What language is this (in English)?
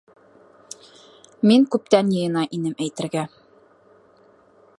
Bashkir